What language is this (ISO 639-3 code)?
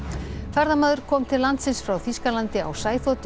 isl